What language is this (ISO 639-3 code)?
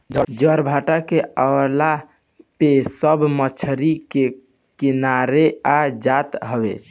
bho